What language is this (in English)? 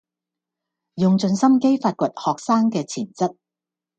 Cantonese